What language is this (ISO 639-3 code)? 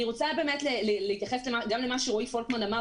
heb